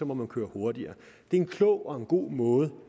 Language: Danish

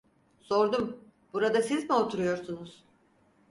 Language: Turkish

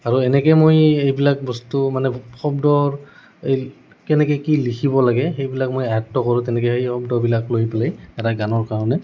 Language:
Assamese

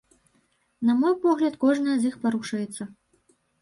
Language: Belarusian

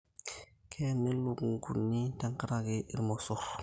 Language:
Masai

